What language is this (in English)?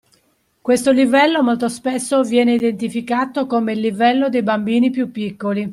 Italian